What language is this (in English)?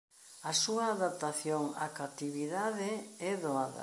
Galician